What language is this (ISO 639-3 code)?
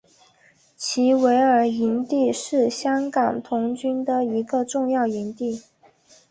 zho